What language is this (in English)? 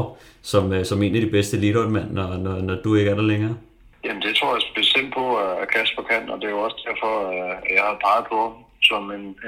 Danish